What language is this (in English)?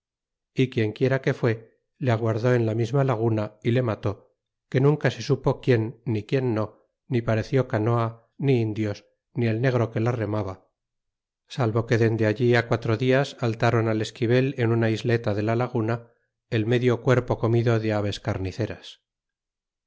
Spanish